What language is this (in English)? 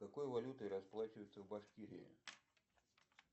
Russian